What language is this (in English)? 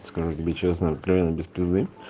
Russian